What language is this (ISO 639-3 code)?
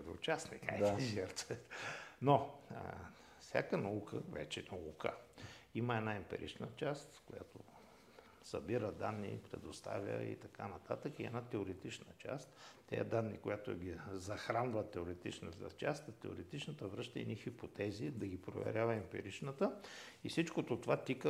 bul